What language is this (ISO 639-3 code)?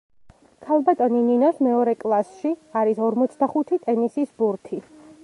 kat